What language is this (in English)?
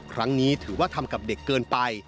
Thai